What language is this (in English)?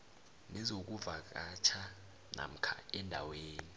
South Ndebele